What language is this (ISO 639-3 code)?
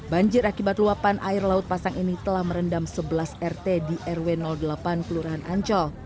ind